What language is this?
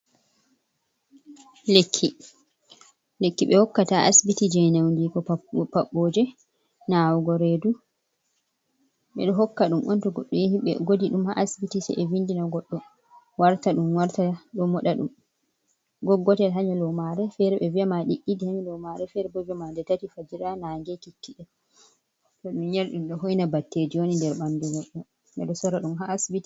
Fula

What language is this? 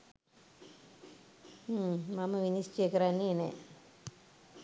Sinhala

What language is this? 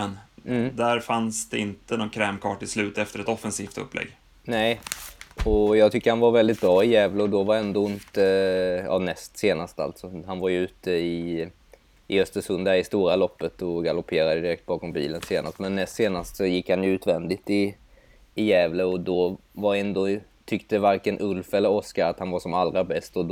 Swedish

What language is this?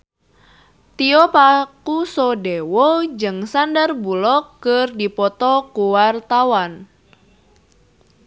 Sundanese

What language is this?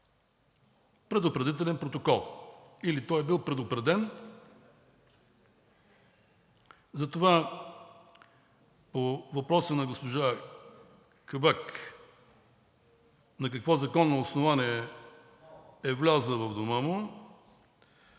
Bulgarian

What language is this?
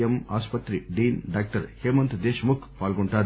Telugu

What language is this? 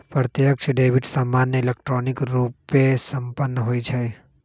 Magahi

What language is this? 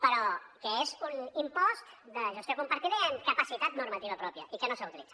Catalan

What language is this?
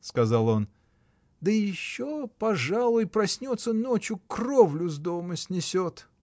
Russian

